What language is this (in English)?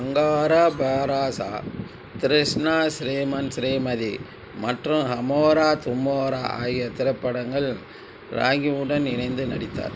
Tamil